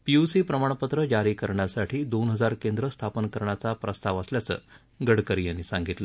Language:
Marathi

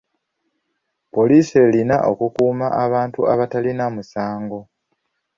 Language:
Ganda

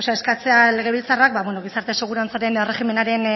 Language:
Basque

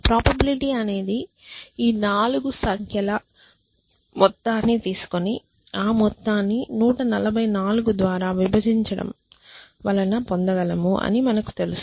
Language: Telugu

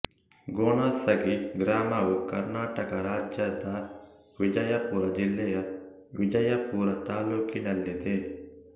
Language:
Kannada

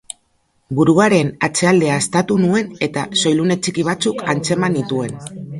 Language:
Basque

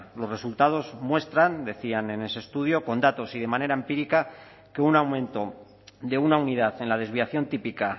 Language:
Spanish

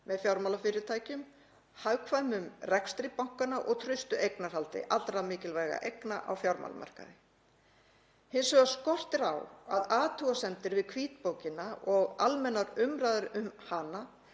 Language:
Icelandic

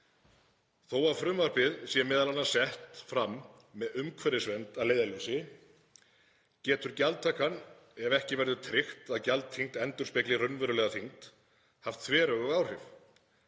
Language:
Icelandic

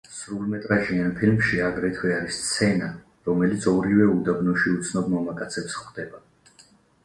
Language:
Georgian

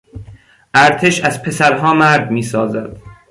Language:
Persian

